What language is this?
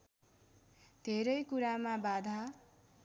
Nepali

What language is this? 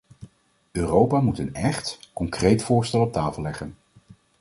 Dutch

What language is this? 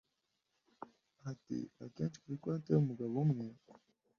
Kinyarwanda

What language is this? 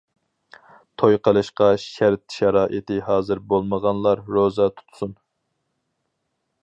Uyghur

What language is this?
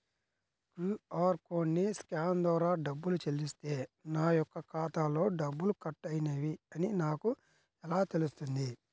Telugu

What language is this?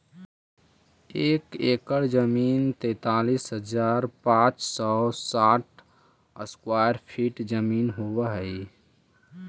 Magahi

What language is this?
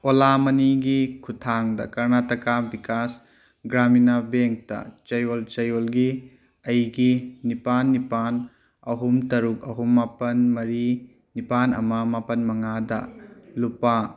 Manipuri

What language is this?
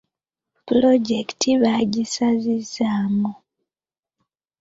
Ganda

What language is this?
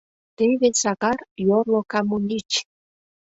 Mari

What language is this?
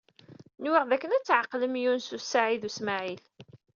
Kabyle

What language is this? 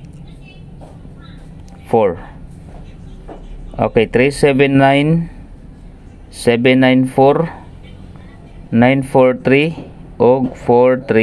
Filipino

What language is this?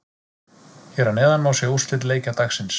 Icelandic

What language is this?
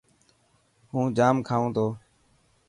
Dhatki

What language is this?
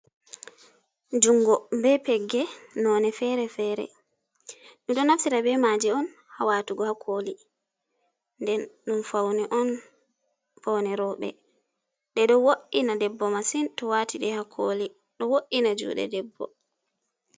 Fula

